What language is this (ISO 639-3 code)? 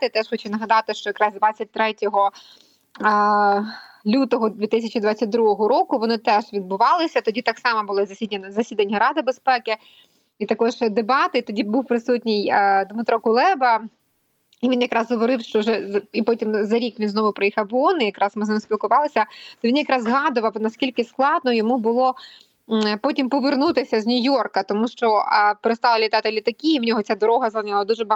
ukr